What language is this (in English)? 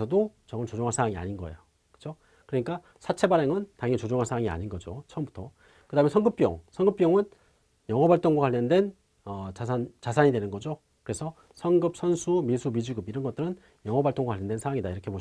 Korean